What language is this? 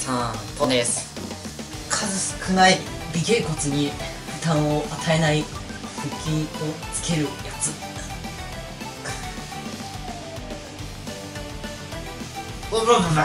Japanese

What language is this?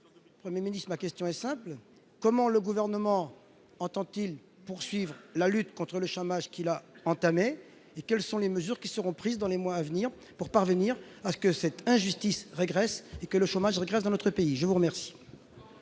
French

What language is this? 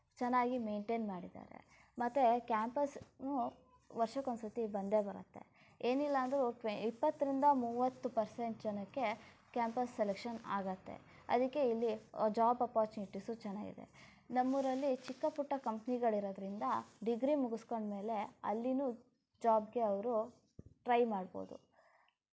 Kannada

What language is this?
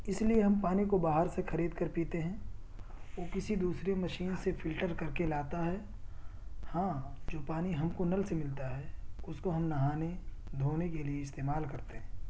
Urdu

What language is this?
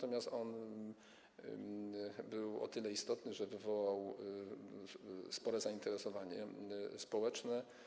Polish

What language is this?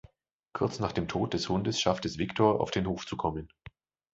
German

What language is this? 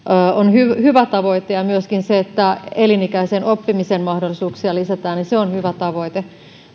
Finnish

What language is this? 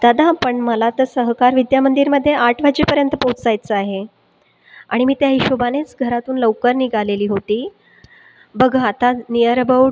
Marathi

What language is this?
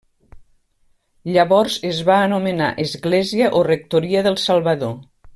Catalan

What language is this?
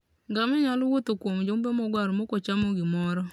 Luo (Kenya and Tanzania)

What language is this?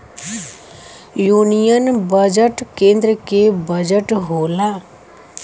Bhojpuri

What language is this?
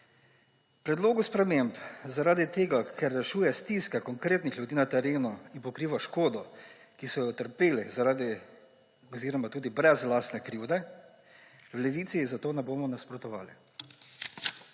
Slovenian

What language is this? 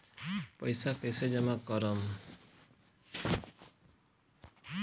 Bhojpuri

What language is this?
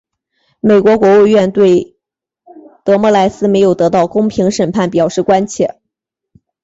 Chinese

